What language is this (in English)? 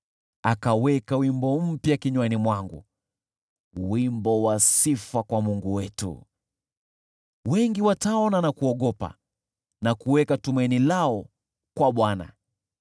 Swahili